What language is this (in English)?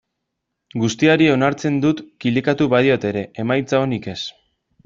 Basque